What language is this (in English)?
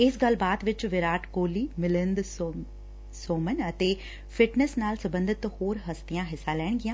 Punjabi